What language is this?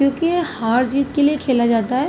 Urdu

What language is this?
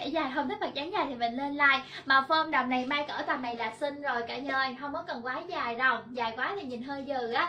Vietnamese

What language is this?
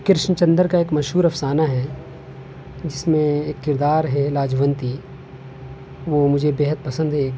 Urdu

